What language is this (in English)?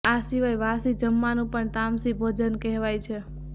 Gujarati